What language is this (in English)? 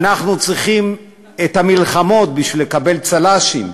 Hebrew